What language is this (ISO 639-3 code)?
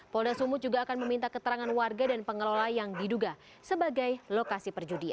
ind